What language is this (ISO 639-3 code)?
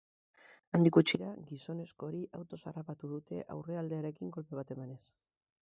eus